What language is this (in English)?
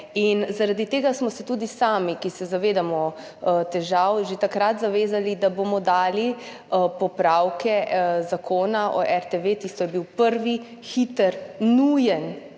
Slovenian